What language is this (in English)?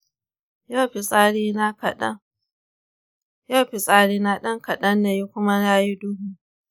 Hausa